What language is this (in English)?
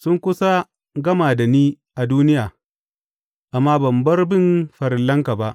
Hausa